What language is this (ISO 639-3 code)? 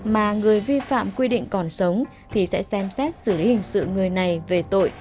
vie